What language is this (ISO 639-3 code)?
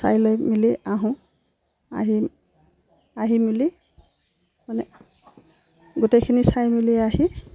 asm